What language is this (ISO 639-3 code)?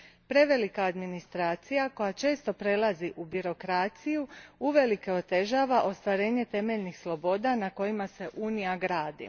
hrv